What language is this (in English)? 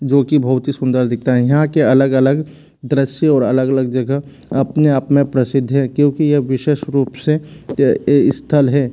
Hindi